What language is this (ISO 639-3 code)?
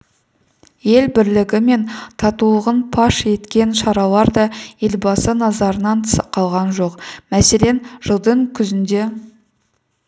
kaz